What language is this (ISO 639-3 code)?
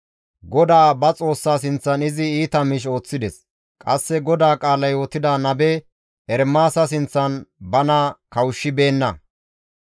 gmv